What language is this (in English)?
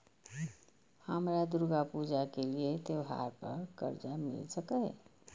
Maithili